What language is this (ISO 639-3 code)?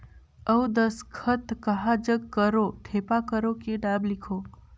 hne